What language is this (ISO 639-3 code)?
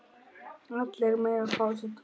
isl